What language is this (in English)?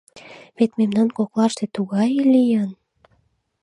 Mari